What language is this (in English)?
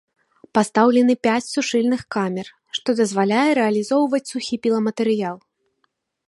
Belarusian